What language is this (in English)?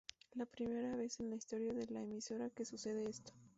Spanish